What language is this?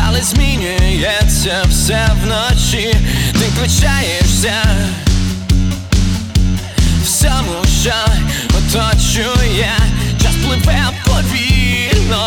Ukrainian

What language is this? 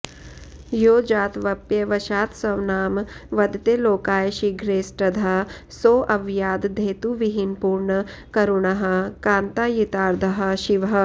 Sanskrit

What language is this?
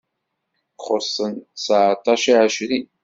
Kabyle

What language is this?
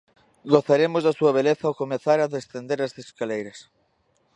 Galician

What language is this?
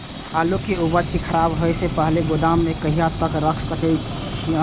Maithili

